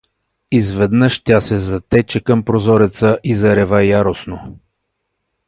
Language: Bulgarian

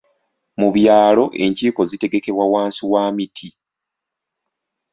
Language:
Ganda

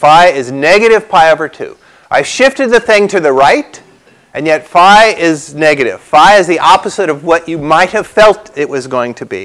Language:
English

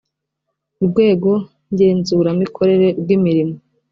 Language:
Kinyarwanda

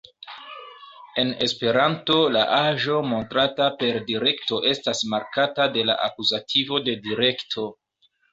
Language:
Esperanto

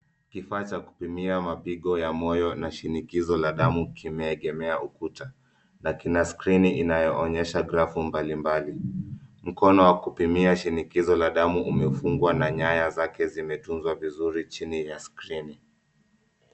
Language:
Swahili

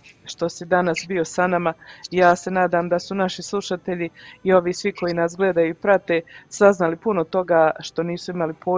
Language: Croatian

